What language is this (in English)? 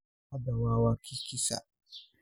Somali